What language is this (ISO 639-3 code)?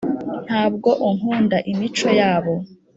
kin